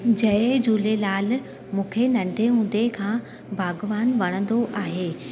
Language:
Sindhi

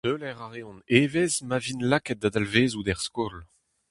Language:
Breton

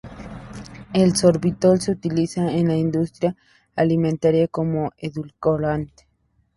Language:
Spanish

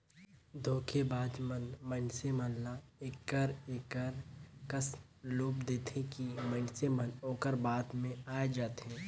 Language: Chhattisgarhi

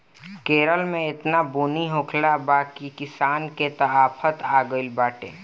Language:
Bhojpuri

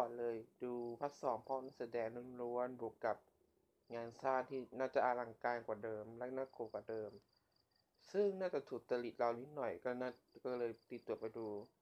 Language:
Thai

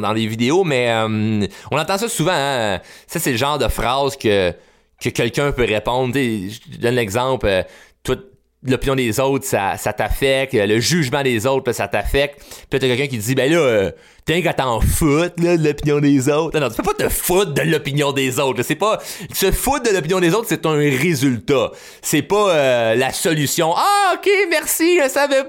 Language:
French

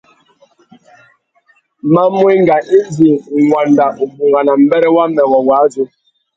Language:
Tuki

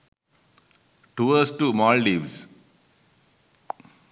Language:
Sinhala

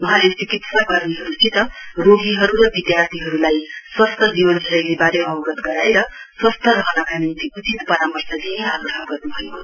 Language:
Nepali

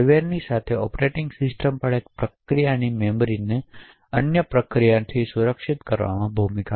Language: Gujarati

